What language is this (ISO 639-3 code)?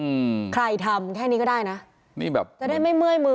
tha